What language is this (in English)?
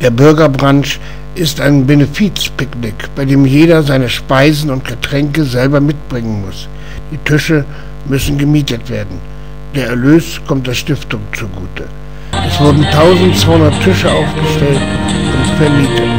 German